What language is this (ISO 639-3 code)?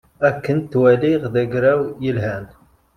kab